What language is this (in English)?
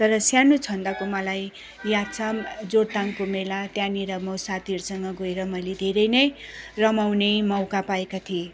Nepali